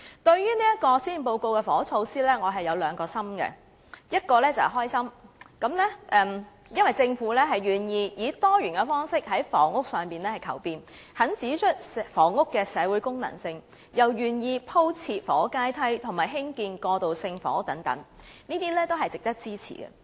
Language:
Cantonese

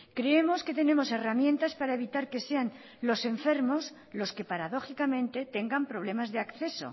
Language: Spanish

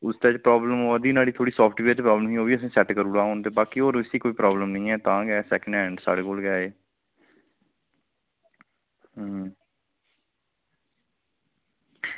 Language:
Dogri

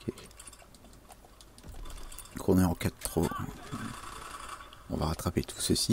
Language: French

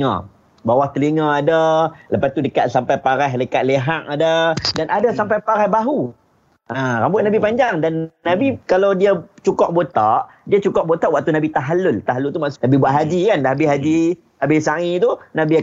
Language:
Malay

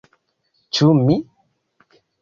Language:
Esperanto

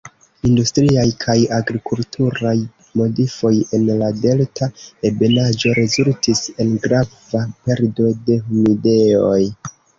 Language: Esperanto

